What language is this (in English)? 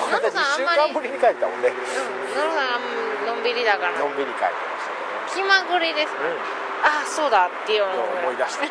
Japanese